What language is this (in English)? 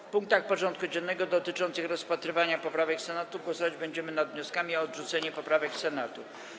Polish